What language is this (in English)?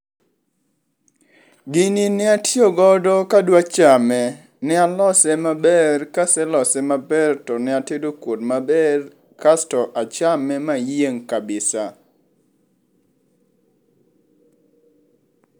Luo (Kenya and Tanzania)